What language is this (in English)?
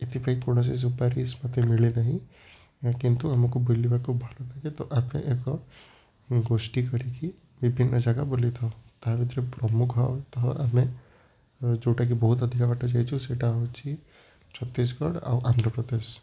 Odia